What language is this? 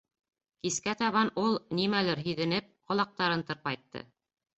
Bashkir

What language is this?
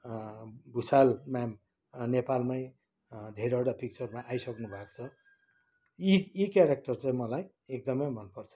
Nepali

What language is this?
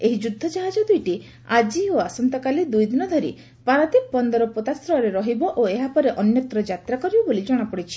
Odia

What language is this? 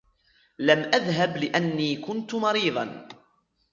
Arabic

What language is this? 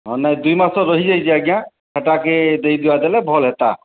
Odia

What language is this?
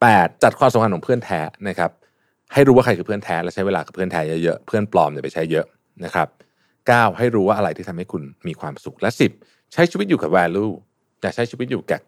Thai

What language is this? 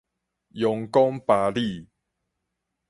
Min Nan Chinese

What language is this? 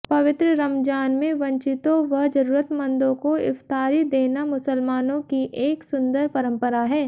Hindi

